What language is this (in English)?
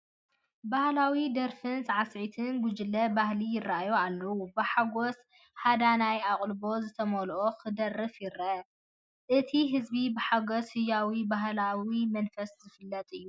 Tigrinya